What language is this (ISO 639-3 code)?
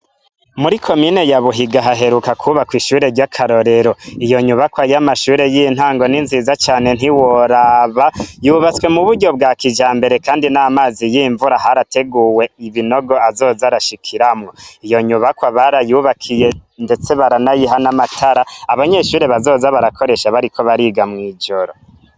run